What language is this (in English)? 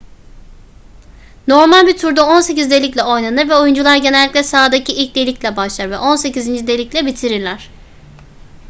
Turkish